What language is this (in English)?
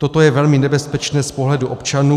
Czech